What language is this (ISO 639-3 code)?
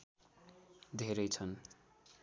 nep